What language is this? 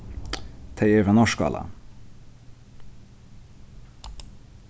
Faroese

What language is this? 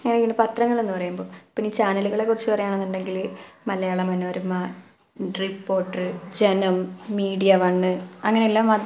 Malayalam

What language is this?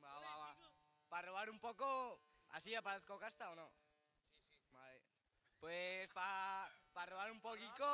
Spanish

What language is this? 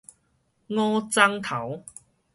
Min Nan Chinese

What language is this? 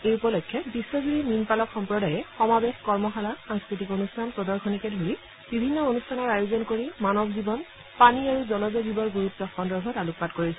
Assamese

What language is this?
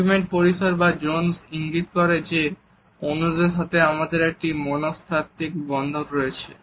Bangla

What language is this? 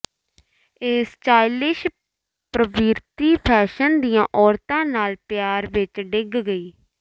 Punjabi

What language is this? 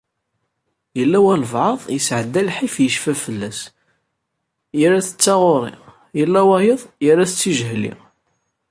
Kabyle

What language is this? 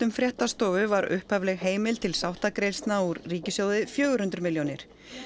Icelandic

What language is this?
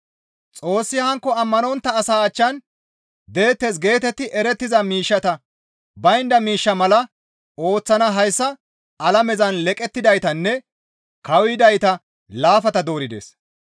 Gamo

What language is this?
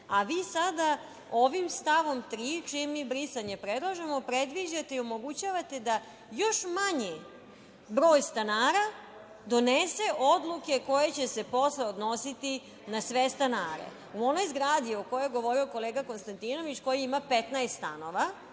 Serbian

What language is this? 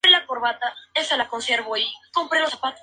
Spanish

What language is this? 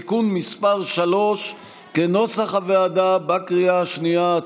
Hebrew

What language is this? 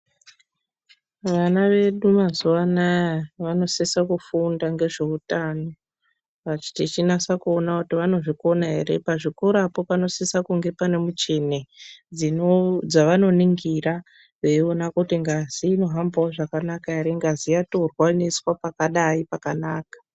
Ndau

